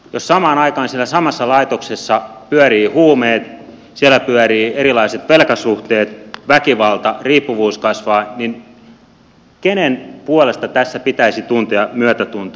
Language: Finnish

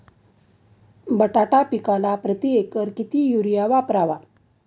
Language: Marathi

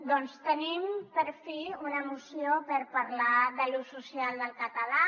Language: Catalan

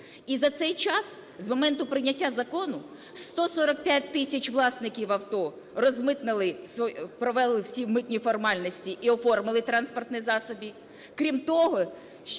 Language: Ukrainian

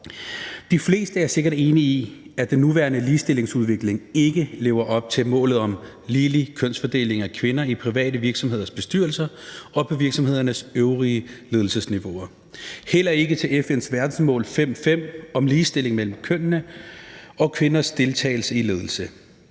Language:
Danish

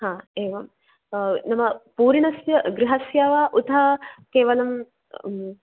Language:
Sanskrit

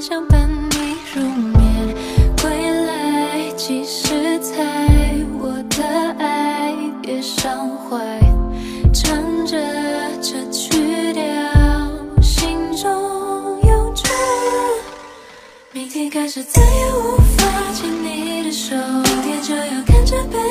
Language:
Chinese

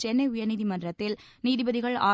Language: Tamil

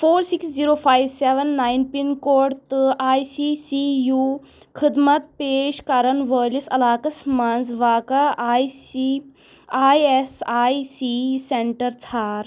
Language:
Kashmiri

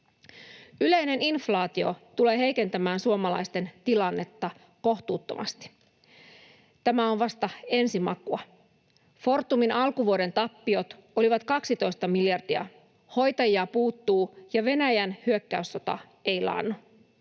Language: Finnish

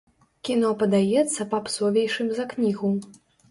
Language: Belarusian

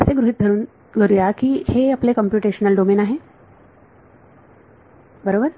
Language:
Marathi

